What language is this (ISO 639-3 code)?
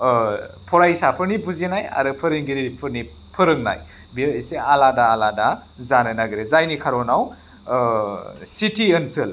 brx